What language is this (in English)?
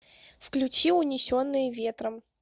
Russian